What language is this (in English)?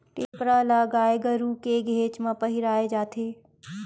Chhattisgarhi